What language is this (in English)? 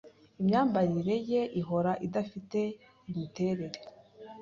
Kinyarwanda